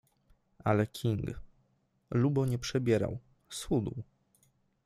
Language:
Polish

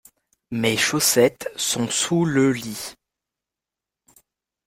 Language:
French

